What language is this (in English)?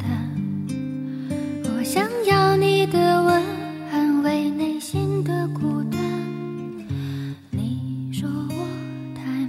Chinese